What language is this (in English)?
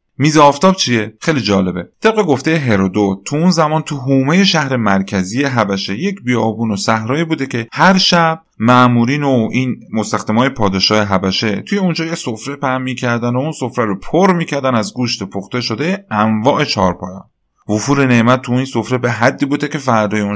Persian